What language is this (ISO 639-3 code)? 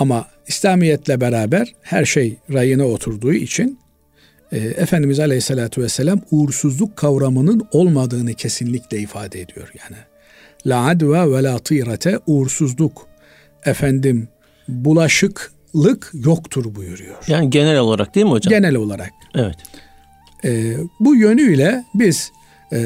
tur